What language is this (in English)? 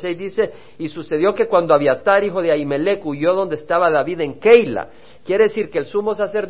Spanish